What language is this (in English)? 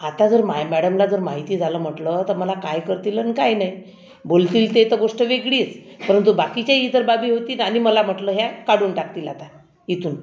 Marathi